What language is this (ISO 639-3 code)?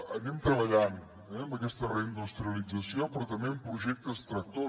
cat